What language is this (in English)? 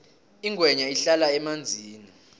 South Ndebele